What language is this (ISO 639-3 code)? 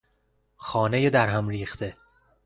fas